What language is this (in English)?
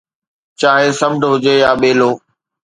Sindhi